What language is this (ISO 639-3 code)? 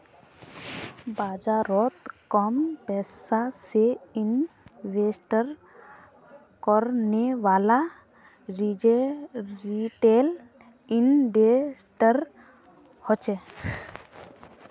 mag